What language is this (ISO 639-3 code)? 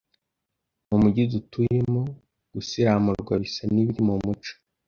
kin